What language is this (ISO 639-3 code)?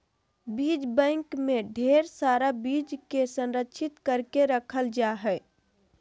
mag